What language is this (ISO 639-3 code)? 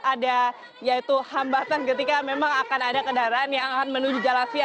ind